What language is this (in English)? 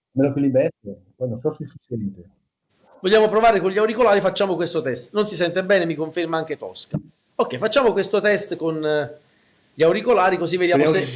Italian